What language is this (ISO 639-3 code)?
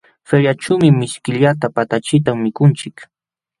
qxw